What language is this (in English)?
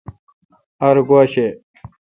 Kalkoti